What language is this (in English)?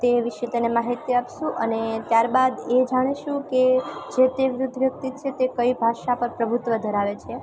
Gujarati